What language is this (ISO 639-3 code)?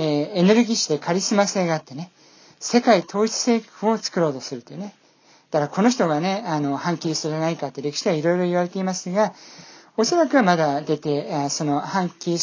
jpn